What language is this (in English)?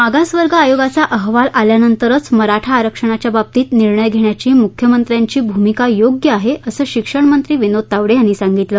Marathi